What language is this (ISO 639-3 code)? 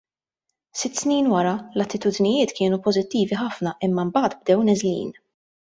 mlt